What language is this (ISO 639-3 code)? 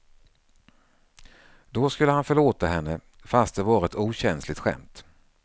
swe